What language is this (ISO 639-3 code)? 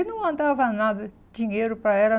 por